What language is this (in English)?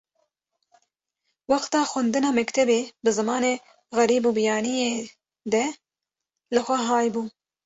Kurdish